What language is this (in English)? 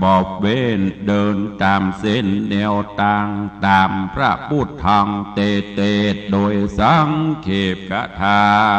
Thai